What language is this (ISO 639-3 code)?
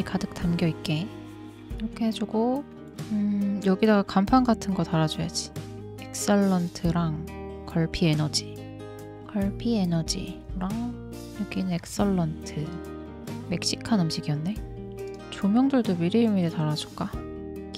kor